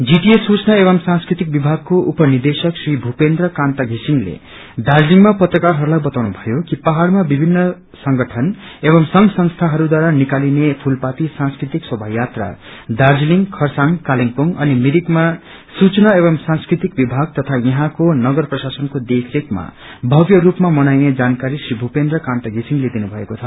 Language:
Nepali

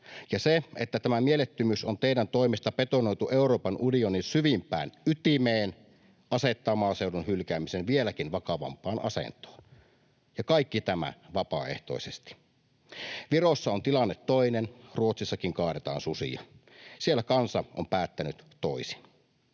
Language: Finnish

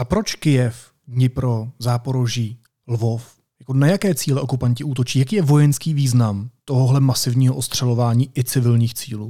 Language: Czech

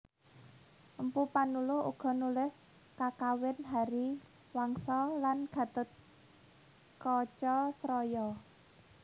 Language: Javanese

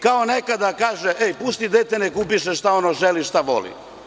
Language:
Serbian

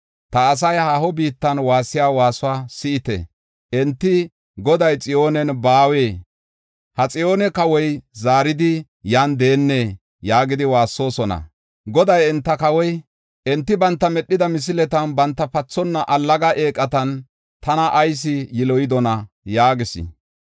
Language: Gofa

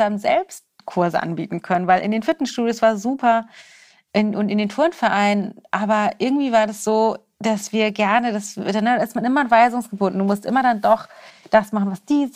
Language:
German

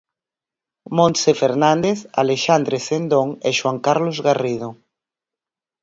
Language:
Galician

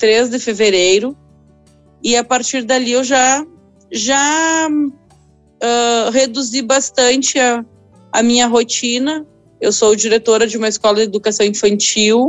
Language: Portuguese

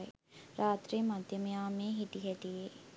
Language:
Sinhala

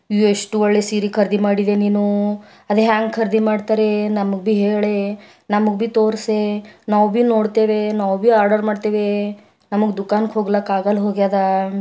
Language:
Kannada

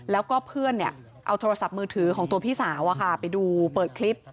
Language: Thai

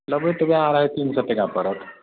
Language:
Maithili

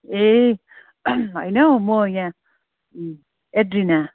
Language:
Nepali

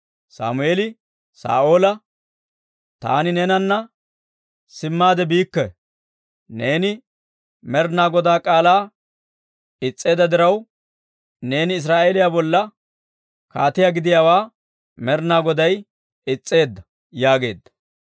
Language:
Dawro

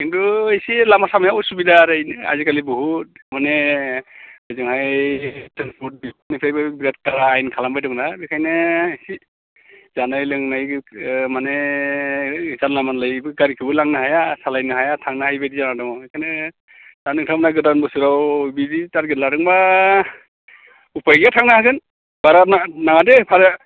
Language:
Bodo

